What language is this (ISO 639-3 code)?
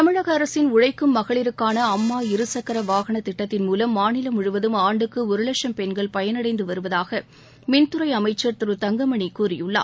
tam